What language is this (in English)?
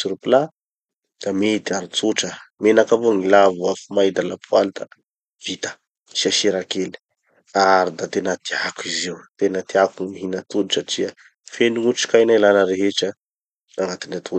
Tanosy Malagasy